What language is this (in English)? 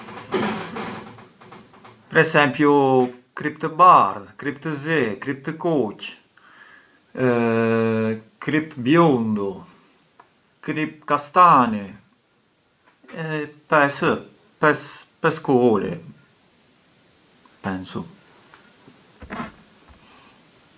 Arbëreshë Albanian